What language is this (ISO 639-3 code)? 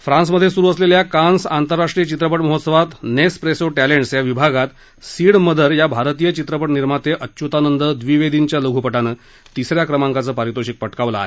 mar